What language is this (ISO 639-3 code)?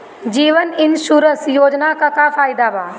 bho